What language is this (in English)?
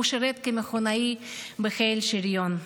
Hebrew